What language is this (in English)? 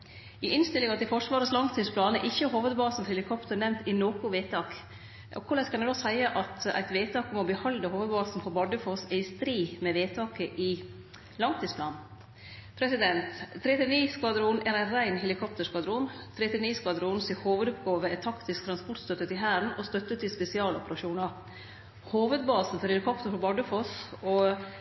Norwegian Nynorsk